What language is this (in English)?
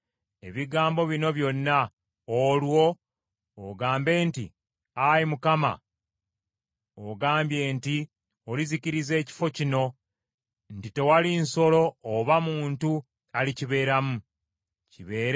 Ganda